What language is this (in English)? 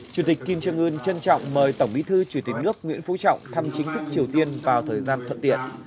Vietnamese